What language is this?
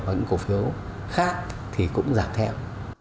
Vietnamese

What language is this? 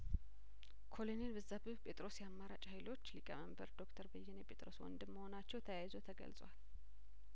Amharic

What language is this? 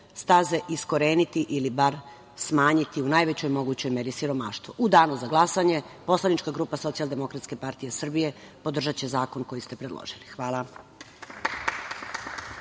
Serbian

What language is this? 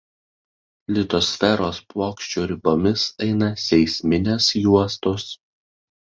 Lithuanian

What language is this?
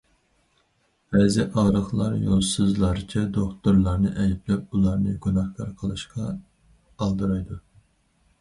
Uyghur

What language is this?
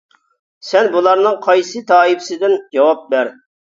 Uyghur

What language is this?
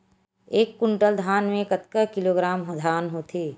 Chhattisgarhi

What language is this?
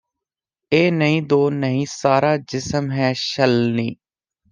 Punjabi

